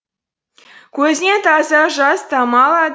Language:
Kazakh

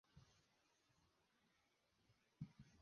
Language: Spanish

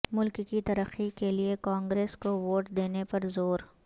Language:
Urdu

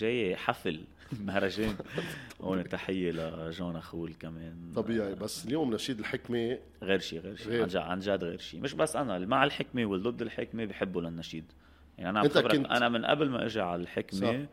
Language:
Arabic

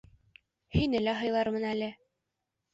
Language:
Bashkir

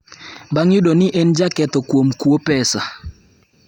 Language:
Luo (Kenya and Tanzania)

